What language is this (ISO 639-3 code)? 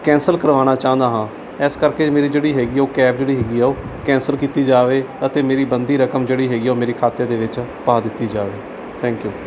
pan